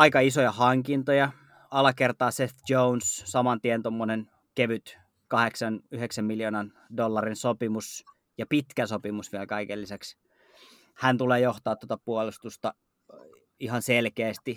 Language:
Finnish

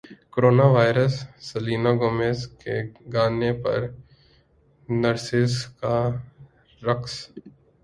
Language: Urdu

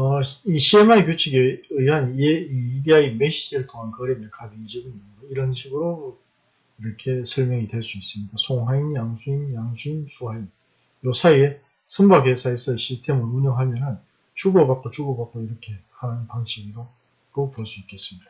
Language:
Korean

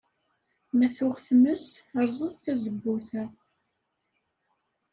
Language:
Kabyle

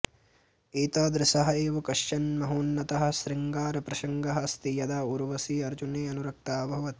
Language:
Sanskrit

